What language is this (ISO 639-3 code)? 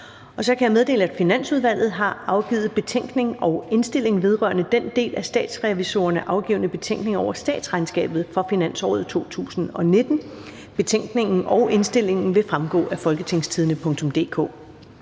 dan